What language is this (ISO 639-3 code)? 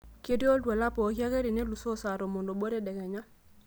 mas